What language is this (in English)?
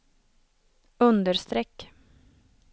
Swedish